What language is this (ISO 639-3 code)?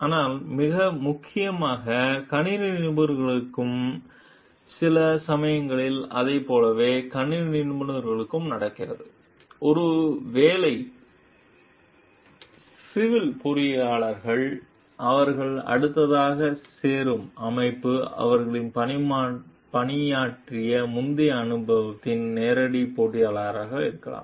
tam